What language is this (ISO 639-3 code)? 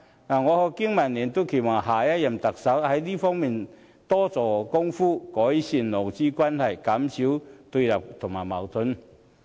yue